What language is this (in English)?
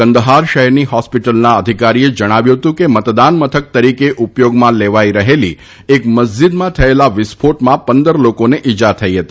Gujarati